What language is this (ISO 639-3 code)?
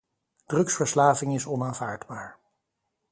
nld